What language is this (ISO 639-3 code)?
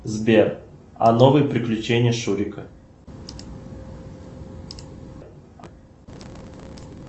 rus